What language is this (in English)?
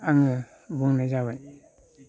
Bodo